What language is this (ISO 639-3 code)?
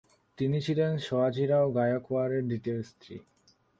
ben